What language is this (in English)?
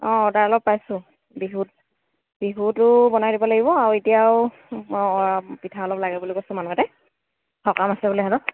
Assamese